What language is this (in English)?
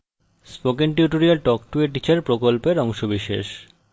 Bangla